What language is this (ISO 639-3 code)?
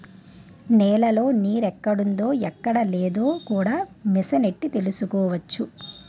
tel